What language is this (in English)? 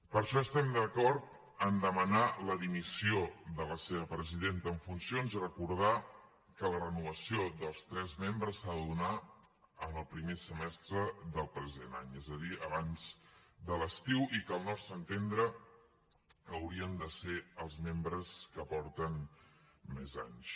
Catalan